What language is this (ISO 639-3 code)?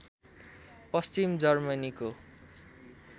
nep